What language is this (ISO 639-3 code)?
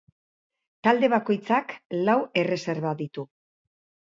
eus